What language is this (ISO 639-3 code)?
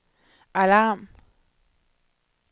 dan